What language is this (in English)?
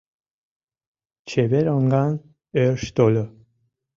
Mari